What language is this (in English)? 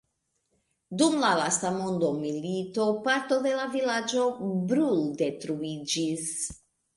Esperanto